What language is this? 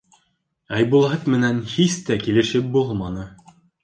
Bashkir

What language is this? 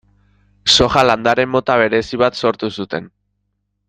Basque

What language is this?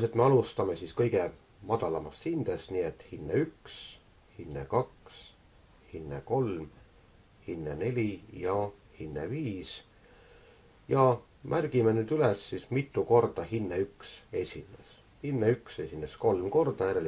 Finnish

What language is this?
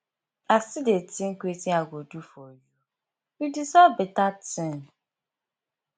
Nigerian Pidgin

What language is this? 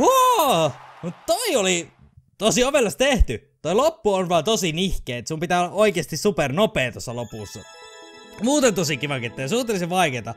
Finnish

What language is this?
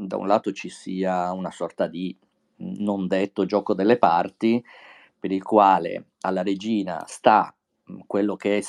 Italian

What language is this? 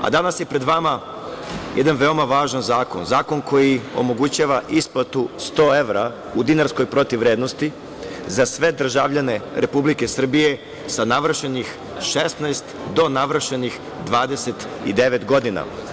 Serbian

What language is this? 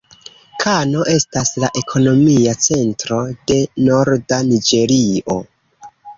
Esperanto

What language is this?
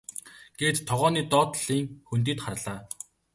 Mongolian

